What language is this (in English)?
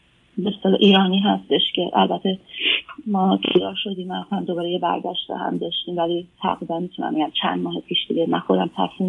Persian